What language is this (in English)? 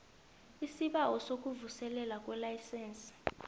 South Ndebele